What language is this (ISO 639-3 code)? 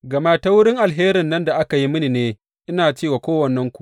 hau